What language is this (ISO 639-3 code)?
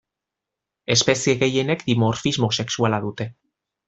eus